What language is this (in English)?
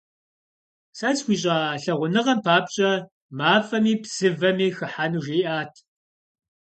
Kabardian